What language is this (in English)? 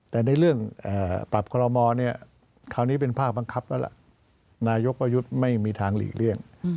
Thai